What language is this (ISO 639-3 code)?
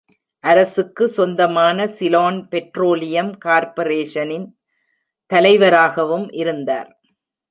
tam